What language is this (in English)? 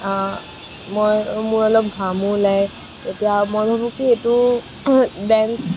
Assamese